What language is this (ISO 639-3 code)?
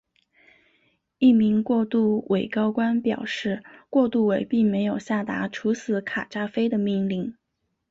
zho